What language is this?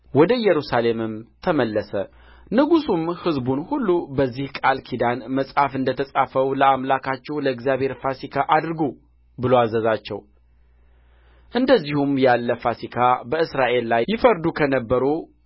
Amharic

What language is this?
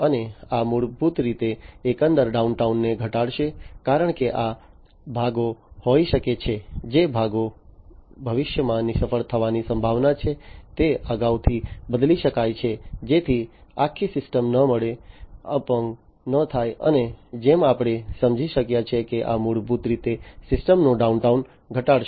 Gujarati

